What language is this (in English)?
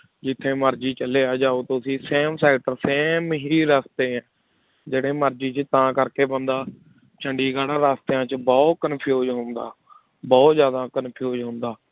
Punjabi